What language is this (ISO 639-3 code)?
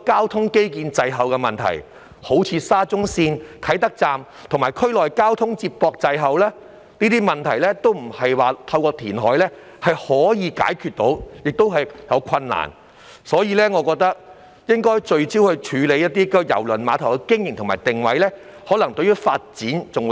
yue